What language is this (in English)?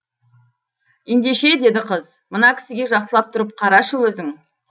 Kazakh